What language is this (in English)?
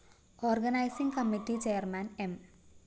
Malayalam